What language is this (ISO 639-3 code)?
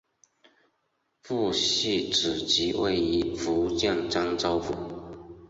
zho